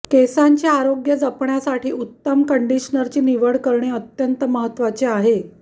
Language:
Marathi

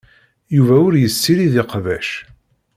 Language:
Kabyle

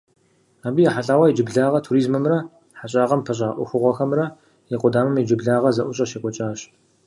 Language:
Kabardian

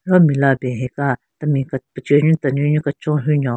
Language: Southern Rengma Naga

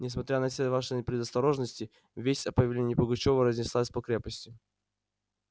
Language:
Russian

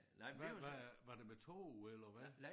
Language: Danish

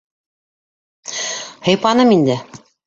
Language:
Bashkir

